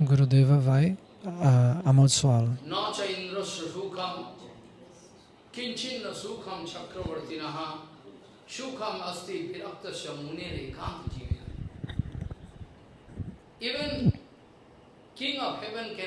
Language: Portuguese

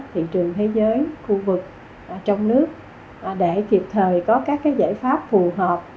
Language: Vietnamese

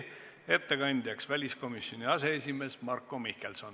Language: Estonian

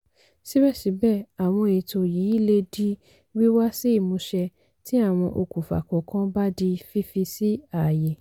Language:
Yoruba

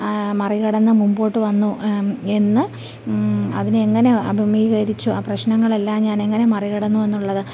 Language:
Malayalam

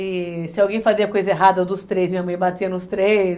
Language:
Portuguese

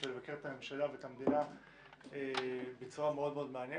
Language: Hebrew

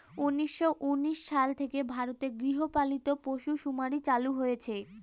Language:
Bangla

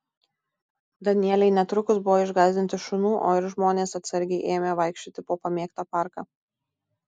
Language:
Lithuanian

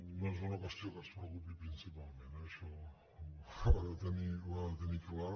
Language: Catalan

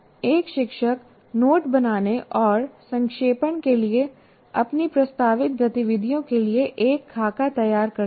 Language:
Hindi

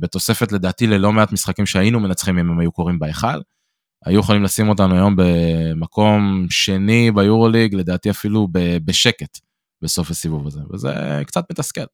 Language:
Hebrew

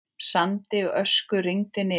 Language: Icelandic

